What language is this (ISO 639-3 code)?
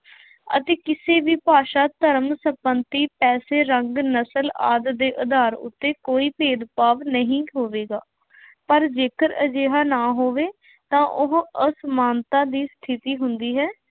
pan